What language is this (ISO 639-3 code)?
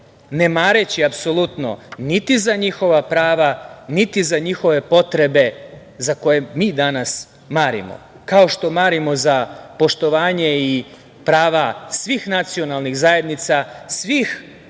srp